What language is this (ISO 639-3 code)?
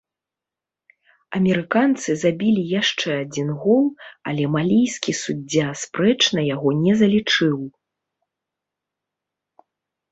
bel